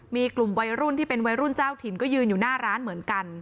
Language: Thai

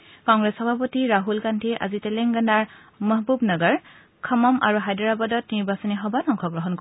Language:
Assamese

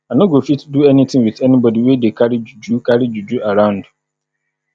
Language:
Nigerian Pidgin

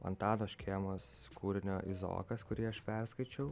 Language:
Lithuanian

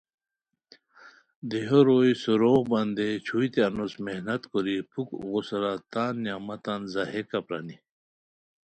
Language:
Khowar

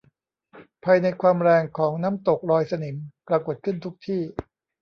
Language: Thai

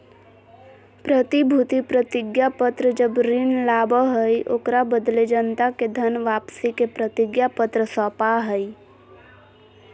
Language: Magahi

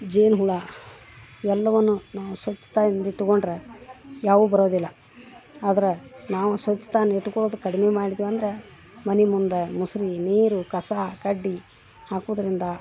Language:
Kannada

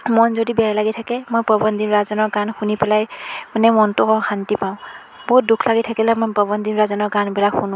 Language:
Assamese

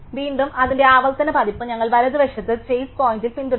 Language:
Malayalam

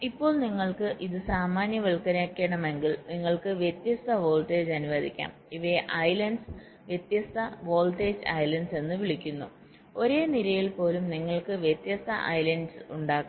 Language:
Malayalam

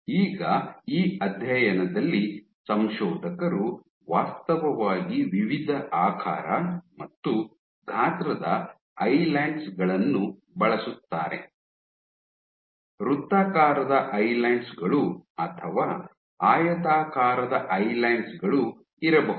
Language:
Kannada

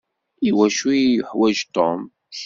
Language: Kabyle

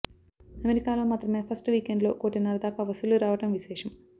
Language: Telugu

